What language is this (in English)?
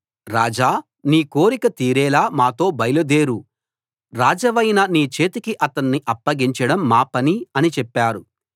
Telugu